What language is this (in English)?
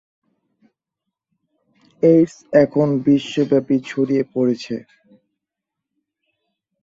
Bangla